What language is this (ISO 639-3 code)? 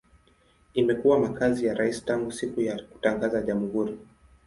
swa